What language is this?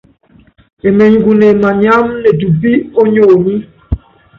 Yangben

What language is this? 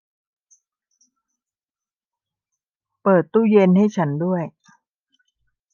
Thai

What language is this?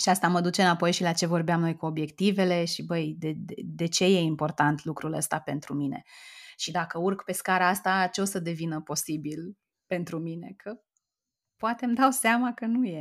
Romanian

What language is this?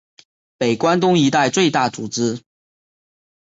Chinese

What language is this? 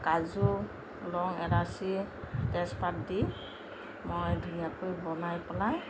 Assamese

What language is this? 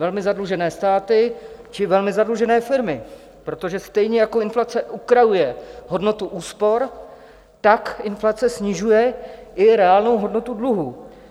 Czech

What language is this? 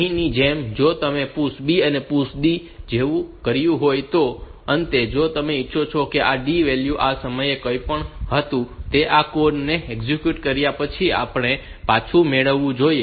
Gujarati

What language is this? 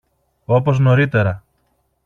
Greek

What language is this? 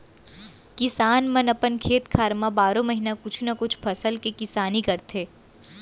Chhattisgarhi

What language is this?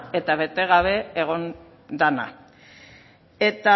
Basque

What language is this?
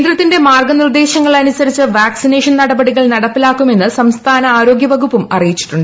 Malayalam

